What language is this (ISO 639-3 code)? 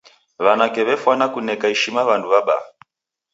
dav